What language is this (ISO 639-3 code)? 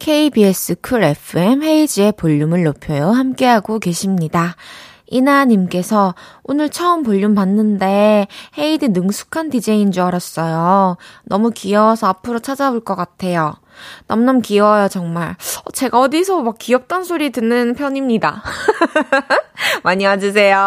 kor